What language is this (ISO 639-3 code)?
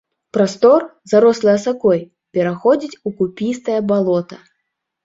bel